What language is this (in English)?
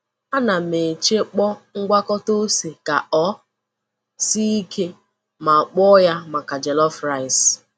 Igbo